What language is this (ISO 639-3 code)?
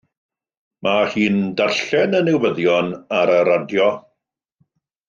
cym